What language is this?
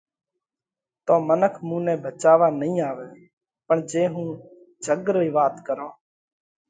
Parkari Koli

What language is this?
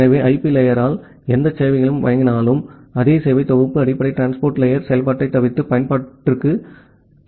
Tamil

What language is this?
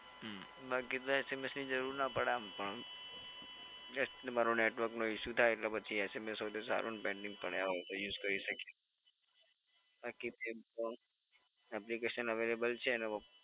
Gujarati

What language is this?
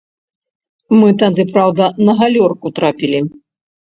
Belarusian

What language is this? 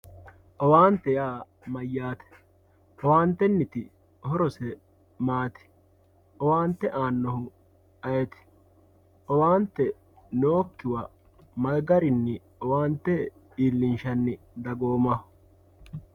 Sidamo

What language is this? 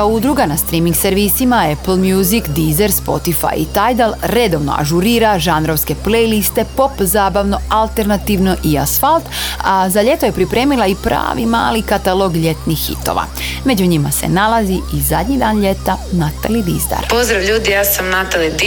Croatian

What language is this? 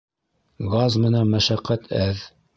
Bashkir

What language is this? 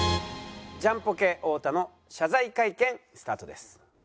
Japanese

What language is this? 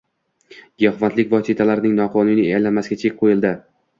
Uzbek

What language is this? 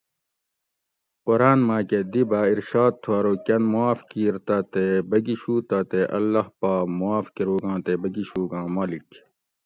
Gawri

